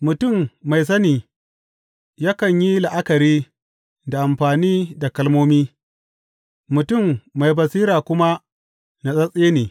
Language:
Hausa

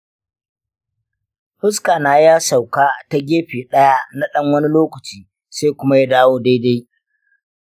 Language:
Hausa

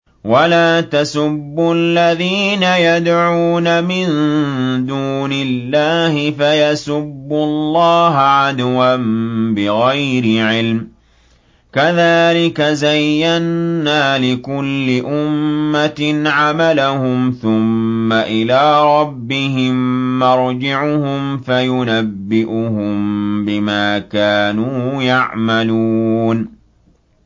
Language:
Arabic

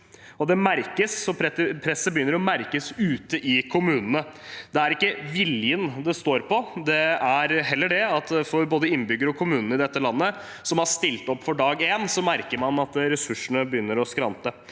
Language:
Norwegian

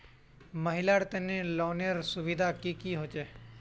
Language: Magahi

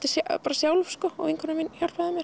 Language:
Icelandic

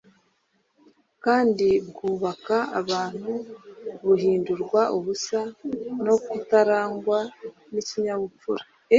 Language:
Kinyarwanda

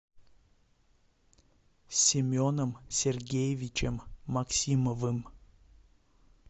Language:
Russian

